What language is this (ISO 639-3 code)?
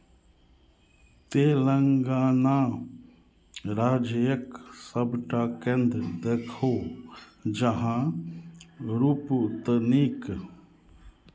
mai